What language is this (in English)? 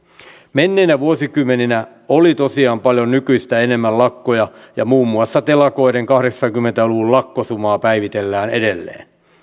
Finnish